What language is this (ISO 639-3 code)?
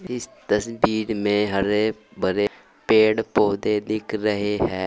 hin